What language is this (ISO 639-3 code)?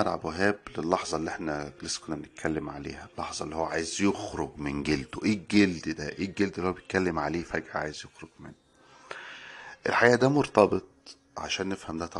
ara